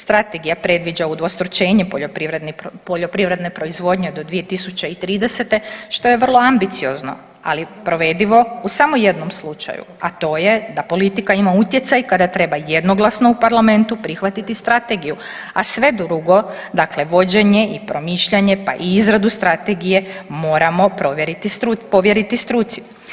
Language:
Croatian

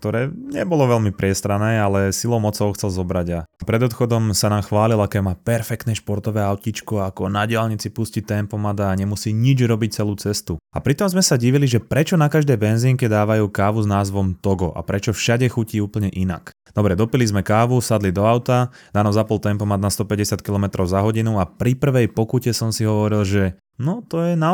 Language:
Slovak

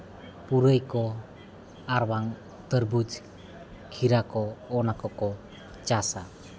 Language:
Santali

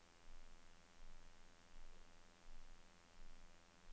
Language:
Norwegian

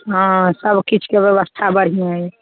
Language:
Maithili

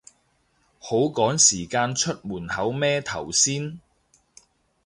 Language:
Cantonese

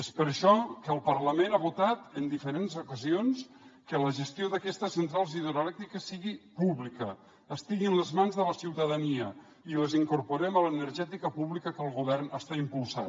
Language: Catalan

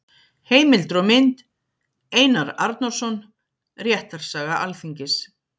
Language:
Icelandic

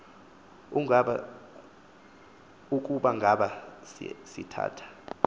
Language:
Xhosa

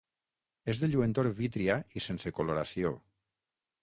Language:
Catalan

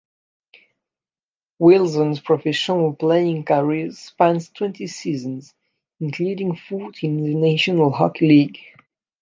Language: English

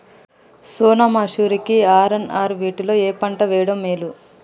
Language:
Telugu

